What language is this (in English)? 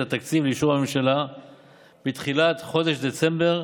Hebrew